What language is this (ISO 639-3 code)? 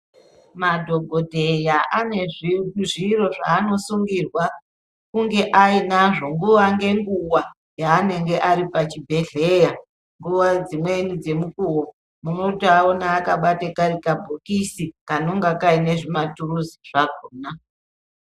ndc